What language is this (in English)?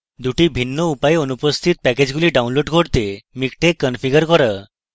Bangla